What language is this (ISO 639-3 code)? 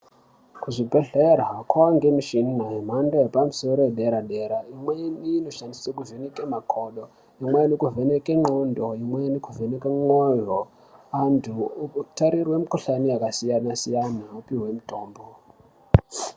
ndc